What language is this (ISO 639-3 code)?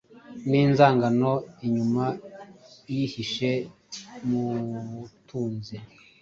kin